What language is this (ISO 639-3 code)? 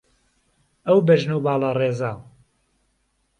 ckb